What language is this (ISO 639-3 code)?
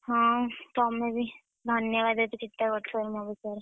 ori